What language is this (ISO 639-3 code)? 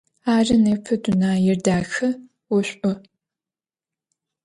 ady